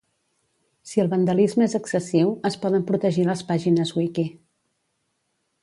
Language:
Catalan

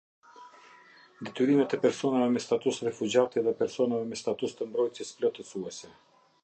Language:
Albanian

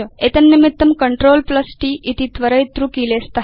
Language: Sanskrit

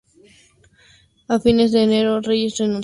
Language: Spanish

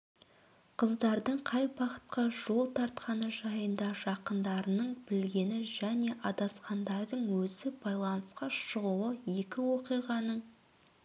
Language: Kazakh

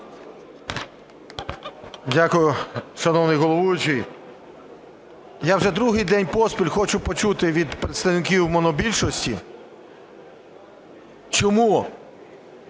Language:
Ukrainian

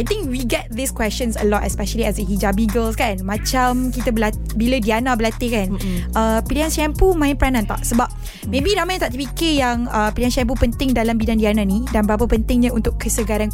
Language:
Malay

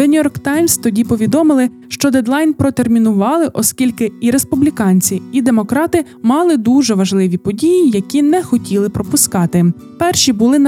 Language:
Ukrainian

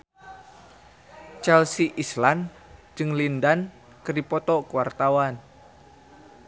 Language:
Sundanese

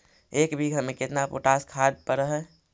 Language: Magahi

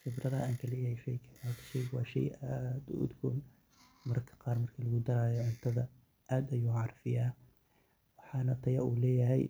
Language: Somali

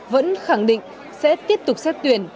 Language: Vietnamese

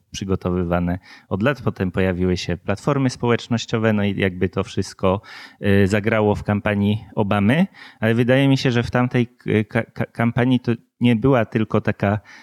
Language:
Polish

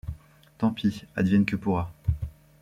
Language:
French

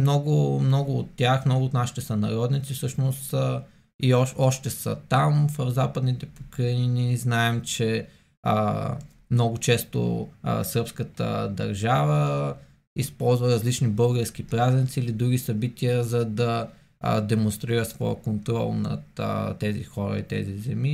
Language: Bulgarian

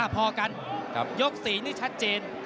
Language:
Thai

